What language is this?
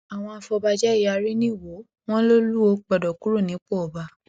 Yoruba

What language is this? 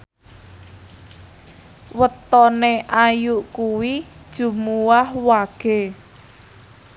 Javanese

